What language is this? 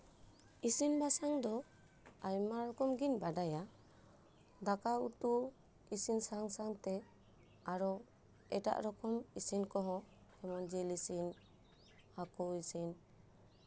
Santali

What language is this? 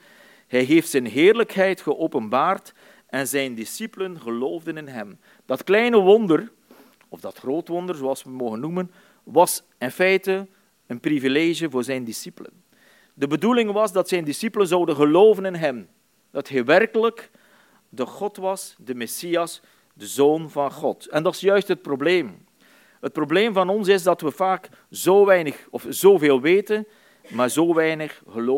Dutch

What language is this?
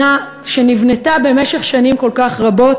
Hebrew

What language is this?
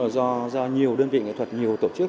Vietnamese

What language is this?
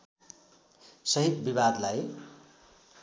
Nepali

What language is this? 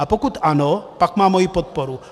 Czech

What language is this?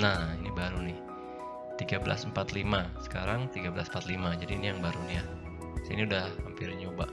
Indonesian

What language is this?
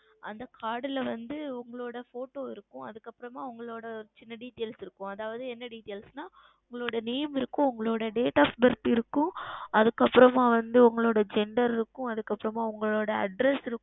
Tamil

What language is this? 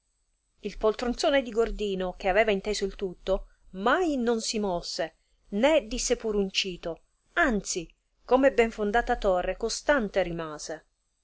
Italian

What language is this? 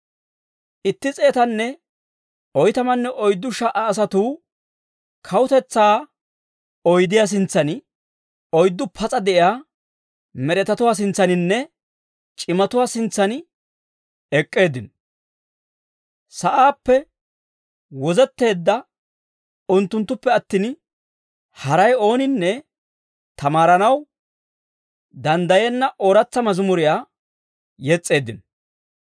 Dawro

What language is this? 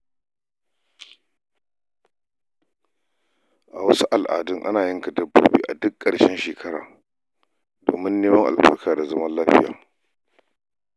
Hausa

